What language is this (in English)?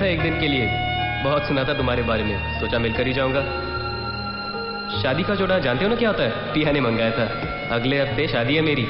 Hindi